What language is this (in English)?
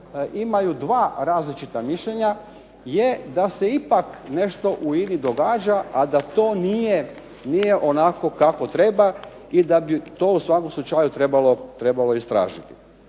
Croatian